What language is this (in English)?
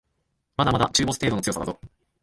Japanese